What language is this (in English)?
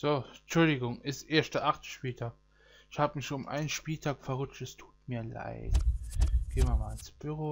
German